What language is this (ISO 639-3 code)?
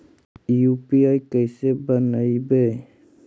mag